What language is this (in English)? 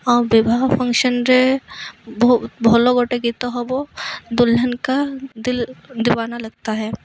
Odia